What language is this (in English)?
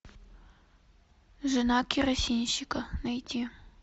Russian